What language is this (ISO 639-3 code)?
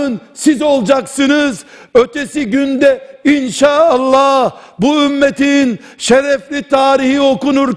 tur